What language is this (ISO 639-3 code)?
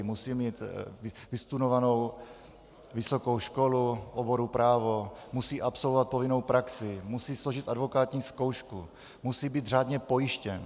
ces